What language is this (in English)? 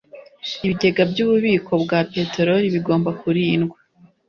Kinyarwanda